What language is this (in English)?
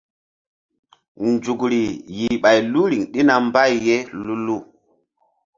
Mbum